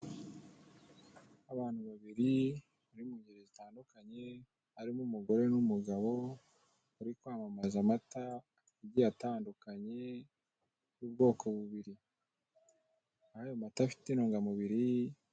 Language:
Kinyarwanda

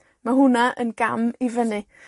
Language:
Welsh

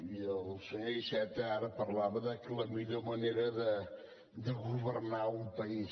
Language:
Catalan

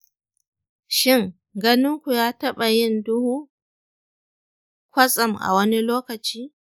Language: Hausa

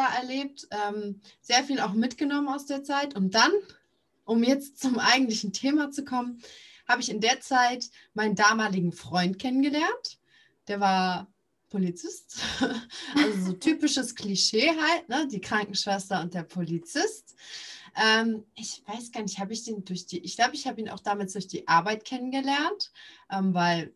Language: German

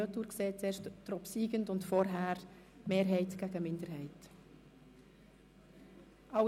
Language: Swiss German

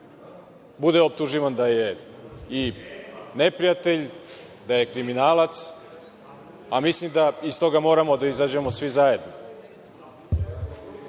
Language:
Serbian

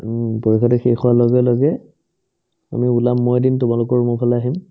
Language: Assamese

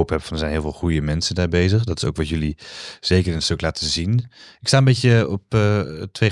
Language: Dutch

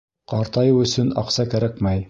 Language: Bashkir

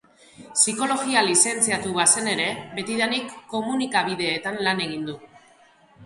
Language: Basque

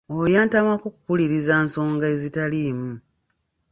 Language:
Ganda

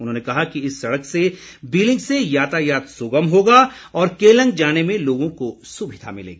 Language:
Hindi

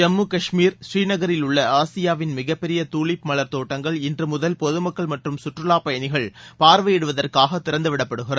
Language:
Tamil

